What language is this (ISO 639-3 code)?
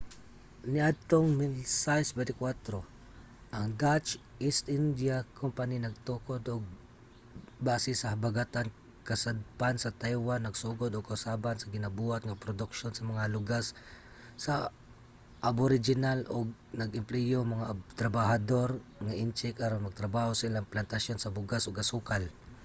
ceb